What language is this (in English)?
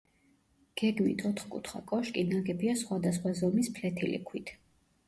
Georgian